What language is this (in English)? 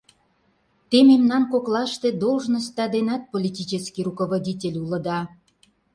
Mari